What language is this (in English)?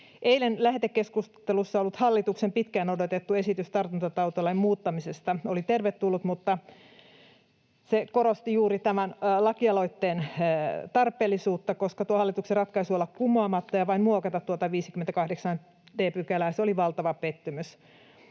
Finnish